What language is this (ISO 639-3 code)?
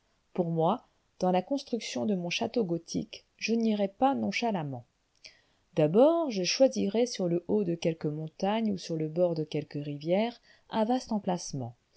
fra